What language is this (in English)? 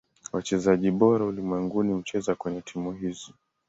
Swahili